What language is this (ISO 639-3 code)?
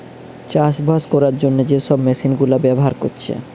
ben